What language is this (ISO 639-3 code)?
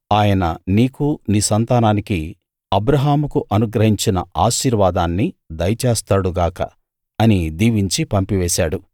tel